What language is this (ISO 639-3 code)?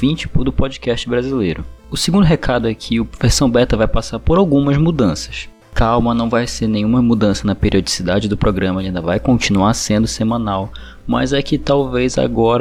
por